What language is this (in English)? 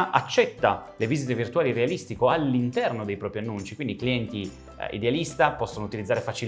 Italian